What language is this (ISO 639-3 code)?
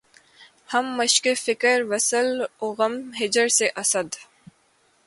urd